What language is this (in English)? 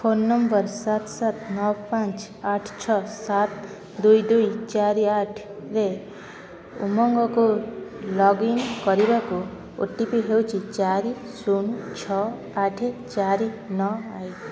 Odia